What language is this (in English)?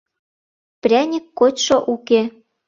Mari